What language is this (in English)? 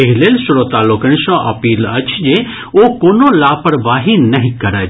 Maithili